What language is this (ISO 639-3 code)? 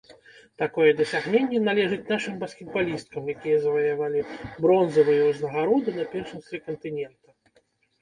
bel